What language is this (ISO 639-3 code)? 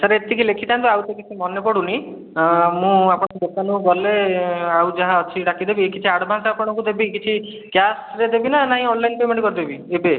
ori